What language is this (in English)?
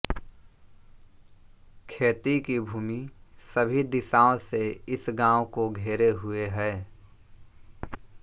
Hindi